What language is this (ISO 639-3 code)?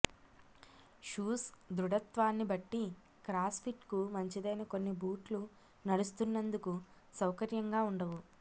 tel